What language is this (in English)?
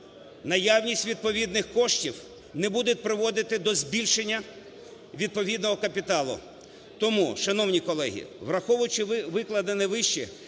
Ukrainian